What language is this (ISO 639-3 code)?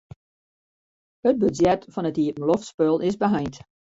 fry